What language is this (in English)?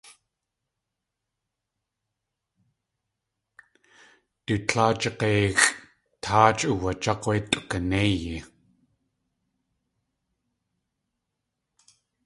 Tlingit